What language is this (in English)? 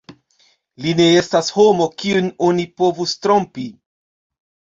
Esperanto